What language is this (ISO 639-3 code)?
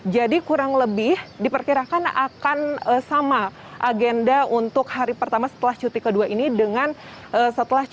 ind